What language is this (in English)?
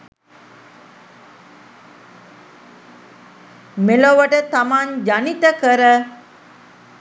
Sinhala